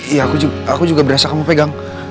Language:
Indonesian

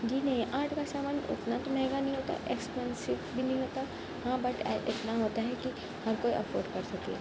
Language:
Urdu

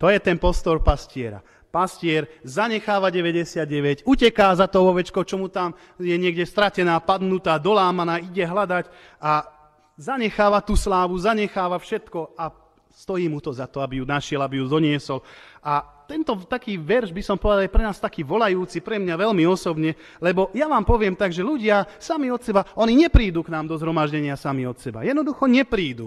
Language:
Slovak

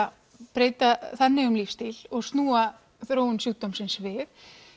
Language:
Icelandic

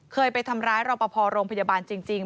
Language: Thai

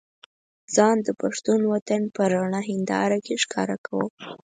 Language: Pashto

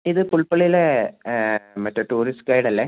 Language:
Malayalam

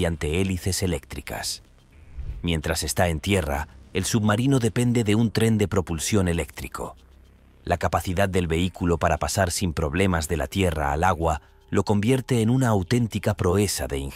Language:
Spanish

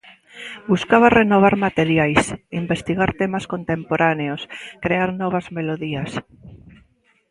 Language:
Galician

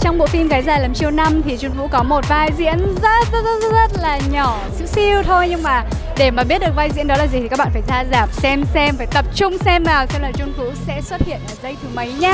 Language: Vietnamese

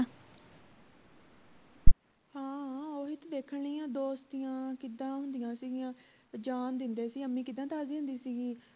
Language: Punjabi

